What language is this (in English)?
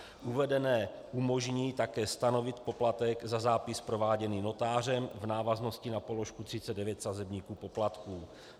Czech